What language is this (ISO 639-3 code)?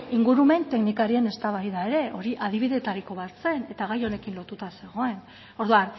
eus